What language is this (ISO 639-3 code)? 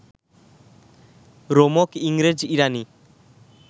ben